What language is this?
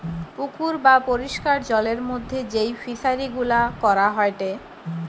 Bangla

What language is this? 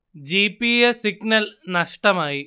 Malayalam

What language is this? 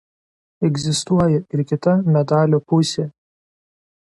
Lithuanian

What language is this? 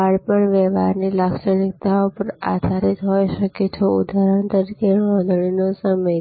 Gujarati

